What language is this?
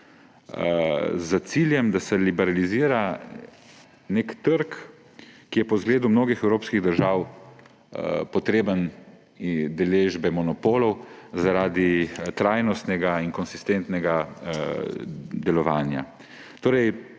Slovenian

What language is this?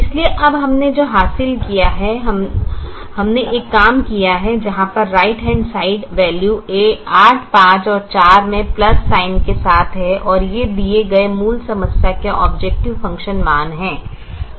Hindi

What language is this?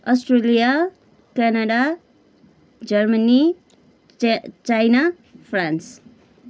Nepali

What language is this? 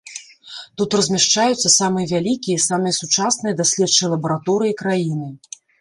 Belarusian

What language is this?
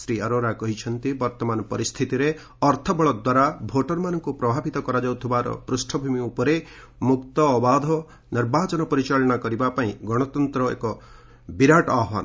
Odia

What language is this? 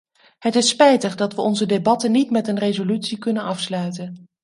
Dutch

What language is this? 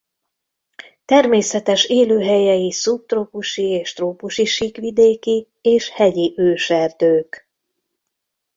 Hungarian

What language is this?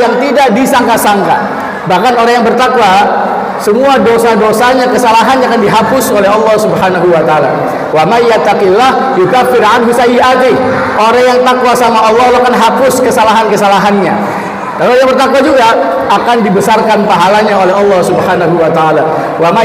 Indonesian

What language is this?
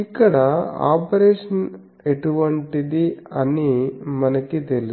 Telugu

